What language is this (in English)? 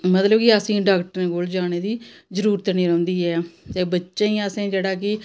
Dogri